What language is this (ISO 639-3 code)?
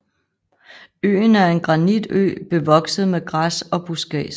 dan